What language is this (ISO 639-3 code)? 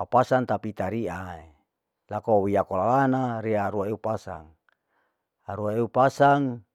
alo